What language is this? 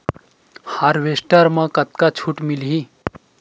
Chhattisgarhi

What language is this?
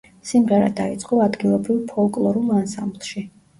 Georgian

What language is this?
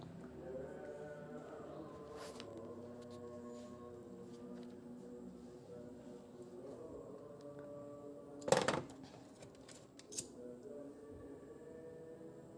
Indonesian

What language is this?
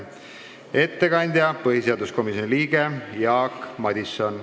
Estonian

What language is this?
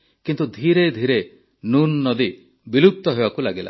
Odia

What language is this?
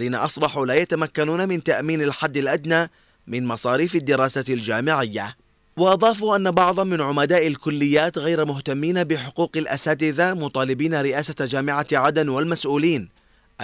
Arabic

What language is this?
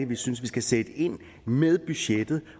Danish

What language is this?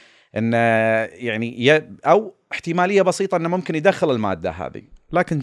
Arabic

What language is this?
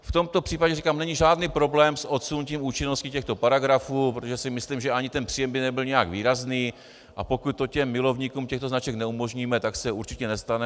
Czech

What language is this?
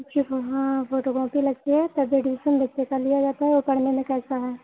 Hindi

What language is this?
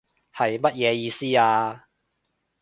Cantonese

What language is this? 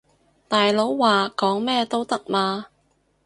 Cantonese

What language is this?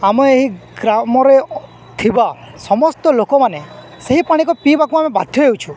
Odia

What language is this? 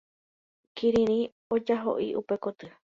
Guarani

